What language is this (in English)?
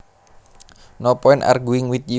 Javanese